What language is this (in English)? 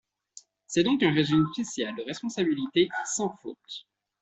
French